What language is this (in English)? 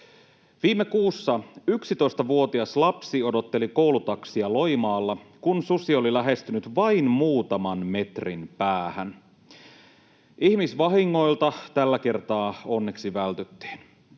Finnish